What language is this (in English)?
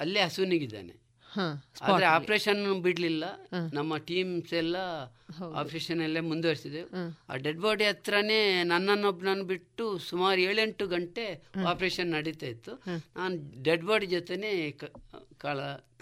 Kannada